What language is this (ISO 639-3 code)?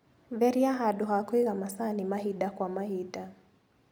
kik